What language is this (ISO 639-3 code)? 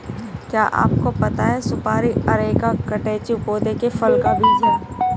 hin